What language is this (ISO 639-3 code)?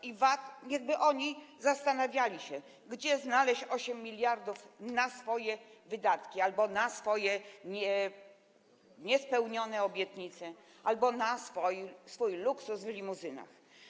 pol